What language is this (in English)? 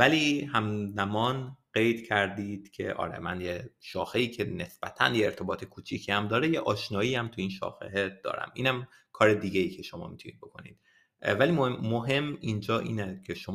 Persian